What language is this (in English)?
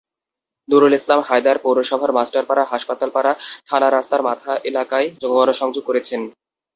Bangla